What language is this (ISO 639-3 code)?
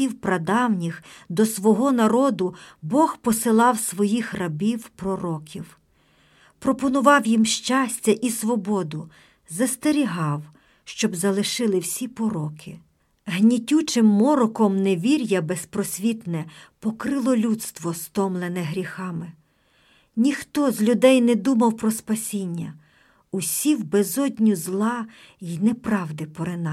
ukr